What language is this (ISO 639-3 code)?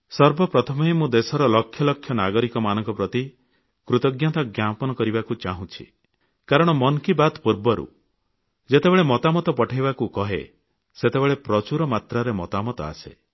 ori